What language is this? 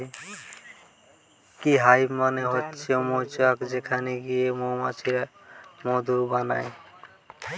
Bangla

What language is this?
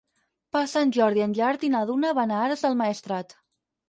Catalan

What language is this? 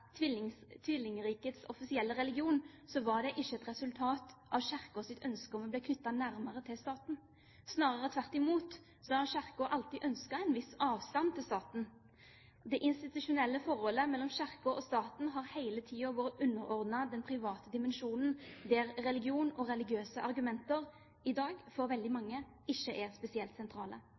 Norwegian Bokmål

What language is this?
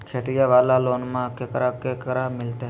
Magahi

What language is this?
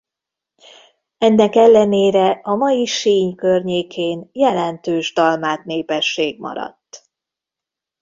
Hungarian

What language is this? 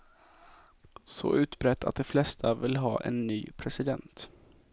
Swedish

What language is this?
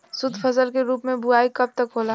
Bhojpuri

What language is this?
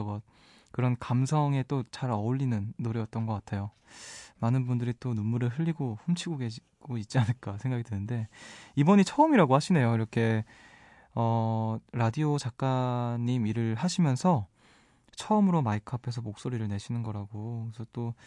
Korean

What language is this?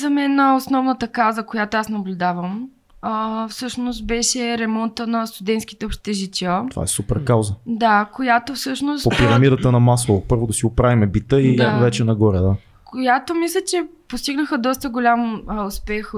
Bulgarian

